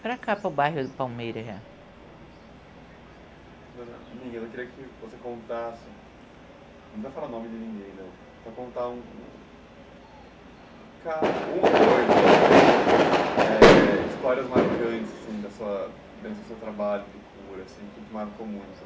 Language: Portuguese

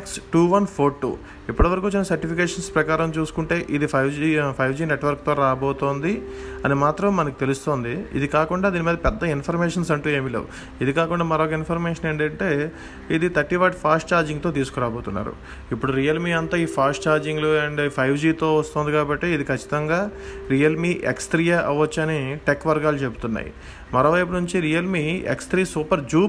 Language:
Telugu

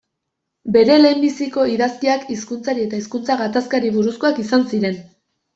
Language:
Basque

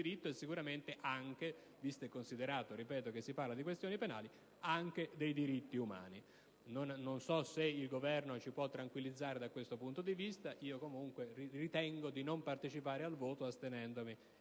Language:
Italian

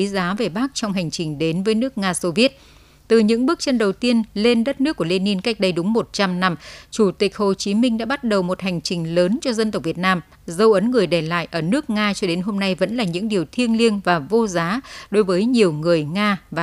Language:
Vietnamese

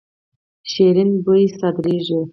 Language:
Pashto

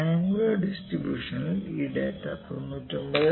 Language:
Malayalam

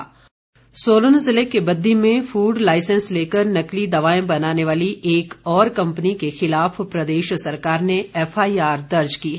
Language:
Hindi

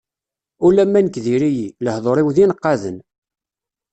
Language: Kabyle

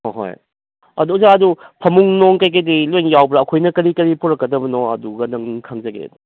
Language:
Manipuri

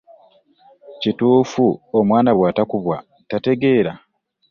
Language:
Ganda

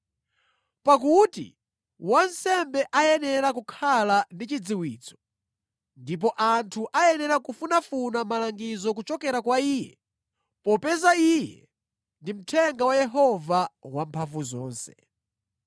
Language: Nyanja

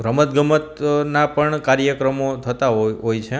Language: Gujarati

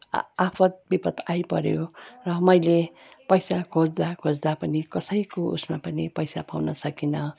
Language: Nepali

